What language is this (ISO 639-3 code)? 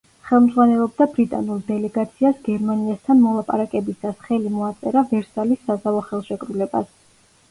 kat